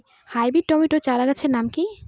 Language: Bangla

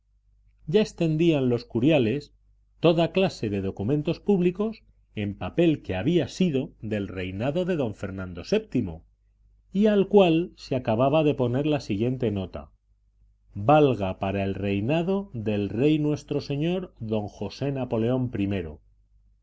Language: Spanish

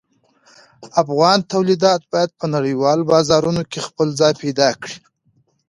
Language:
Pashto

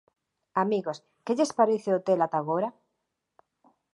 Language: Galician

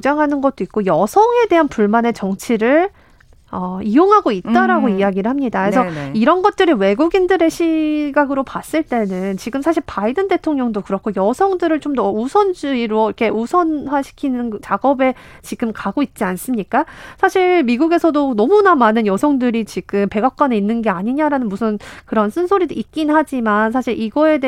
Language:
Korean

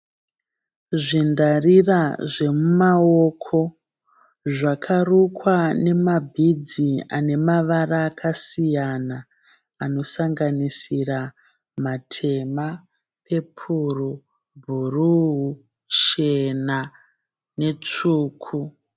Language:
Shona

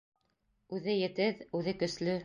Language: Bashkir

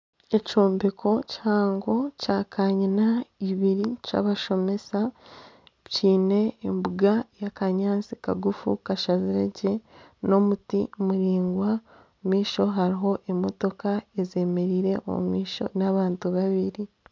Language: Nyankole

